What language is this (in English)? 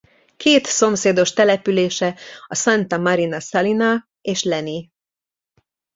Hungarian